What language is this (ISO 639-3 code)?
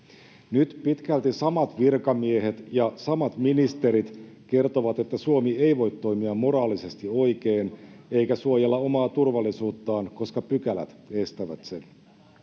fin